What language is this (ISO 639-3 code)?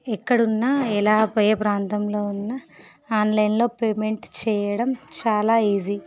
tel